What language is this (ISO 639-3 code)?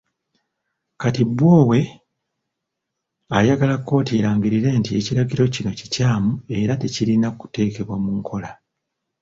lug